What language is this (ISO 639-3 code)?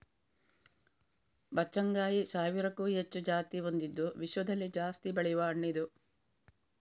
kan